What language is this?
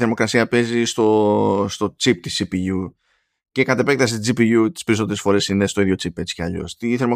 Greek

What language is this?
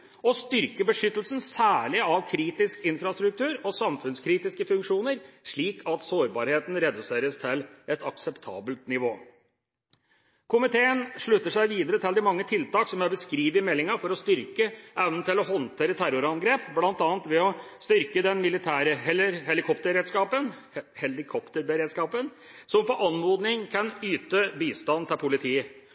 Norwegian Bokmål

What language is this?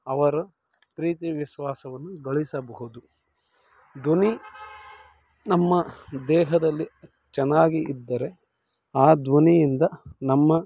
Kannada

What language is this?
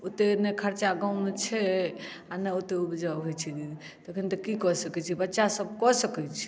Maithili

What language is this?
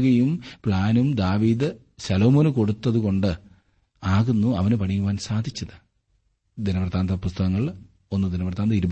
Malayalam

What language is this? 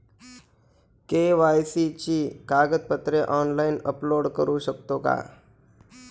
Marathi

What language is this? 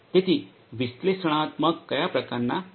Gujarati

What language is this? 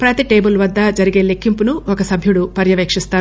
Telugu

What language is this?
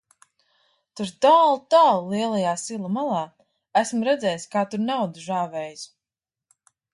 Latvian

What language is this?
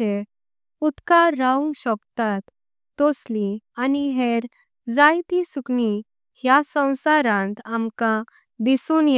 Konkani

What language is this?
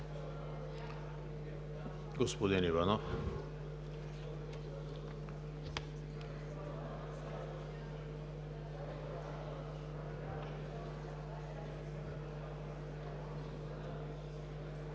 Bulgarian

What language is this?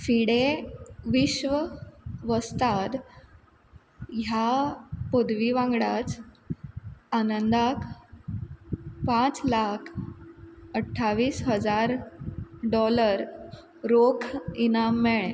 Konkani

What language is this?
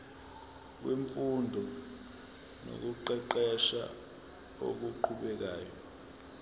Zulu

